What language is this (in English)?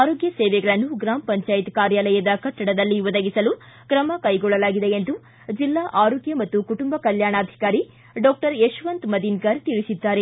Kannada